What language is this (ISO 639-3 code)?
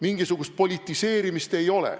est